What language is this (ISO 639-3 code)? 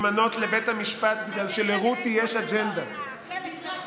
heb